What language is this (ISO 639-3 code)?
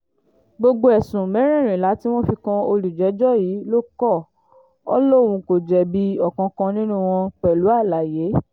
yor